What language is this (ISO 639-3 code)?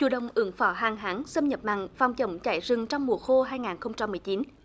vie